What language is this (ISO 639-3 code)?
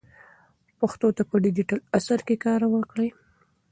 pus